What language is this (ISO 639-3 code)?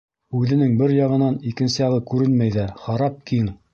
bak